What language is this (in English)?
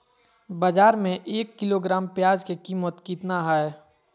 Magahi